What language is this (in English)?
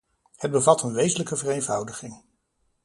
Dutch